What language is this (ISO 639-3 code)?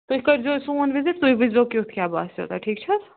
kas